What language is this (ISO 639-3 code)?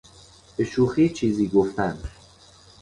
fas